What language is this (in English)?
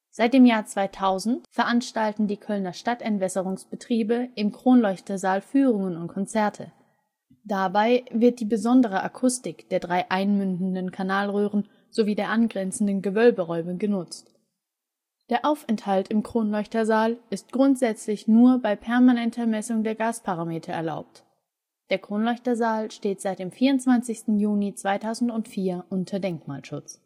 German